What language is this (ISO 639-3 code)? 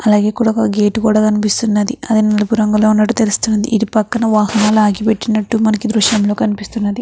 tel